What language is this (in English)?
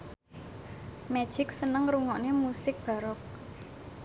Javanese